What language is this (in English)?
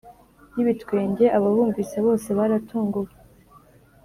Kinyarwanda